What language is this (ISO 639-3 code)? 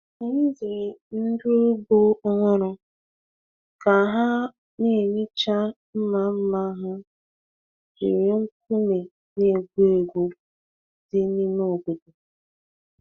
ibo